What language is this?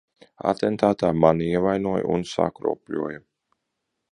Latvian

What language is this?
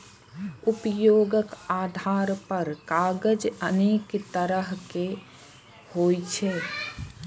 Maithili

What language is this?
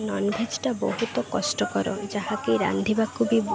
Odia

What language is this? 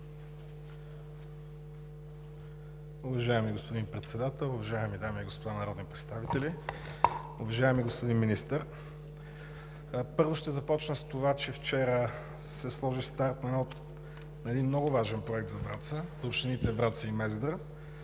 Bulgarian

